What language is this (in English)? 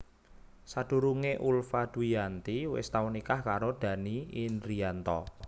Javanese